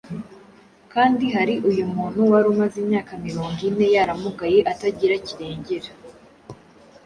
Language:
Kinyarwanda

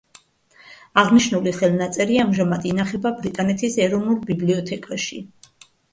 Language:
Georgian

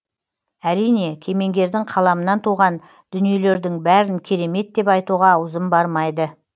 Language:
Kazakh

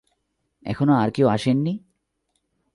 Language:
Bangla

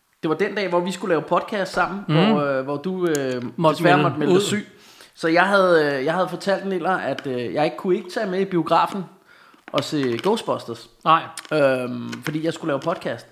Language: Danish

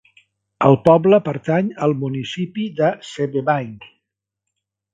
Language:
Catalan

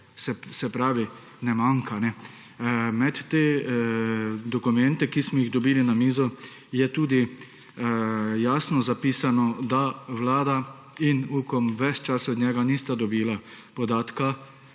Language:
Slovenian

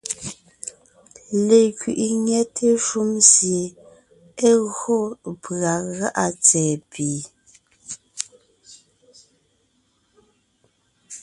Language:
Ngiemboon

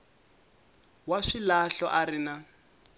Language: Tsonga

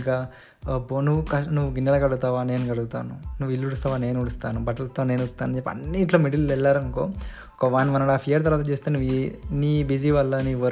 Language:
Telugu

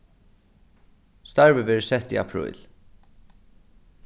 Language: Faroese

